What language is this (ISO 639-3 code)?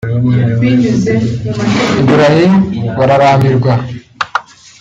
kin